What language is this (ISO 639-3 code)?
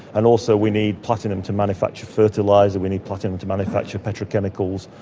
eng